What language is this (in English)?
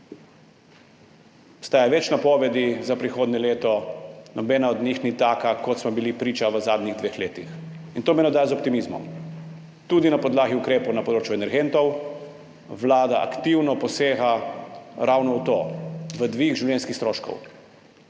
Slovenian